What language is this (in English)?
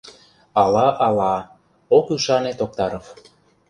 Mari